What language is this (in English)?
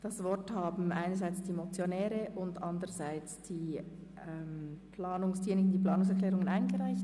Swiss German